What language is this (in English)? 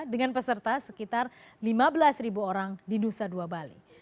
Indonesian